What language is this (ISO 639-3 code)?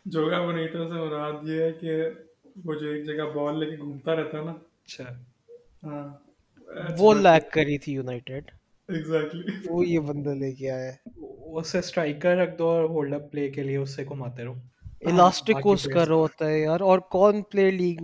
urd